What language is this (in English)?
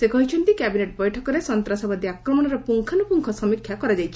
Odia